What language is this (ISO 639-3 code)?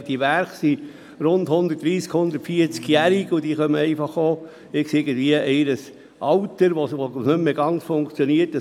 gsw